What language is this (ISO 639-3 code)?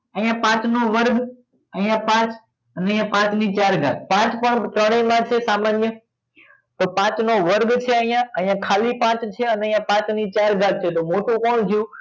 guj